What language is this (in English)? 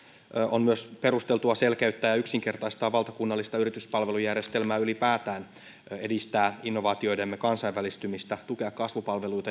Finnish